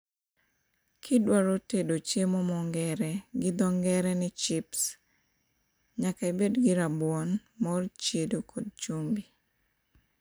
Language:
Luo (Kenya and Tanzania)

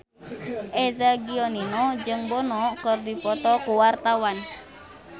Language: Sundanese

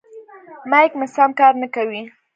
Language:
Pashto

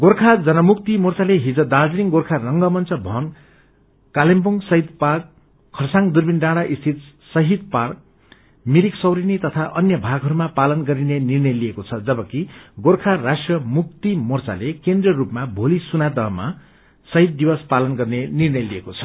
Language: Nepali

